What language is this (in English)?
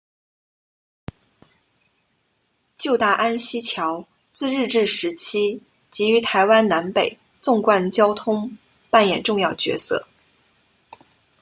Chinese